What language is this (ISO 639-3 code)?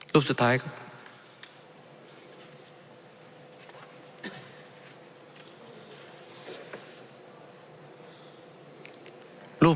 tha